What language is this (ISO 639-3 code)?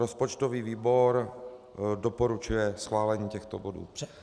ces